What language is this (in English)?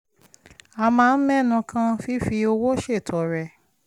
Yoruba